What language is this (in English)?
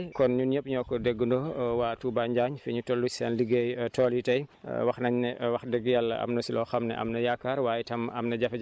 Wolof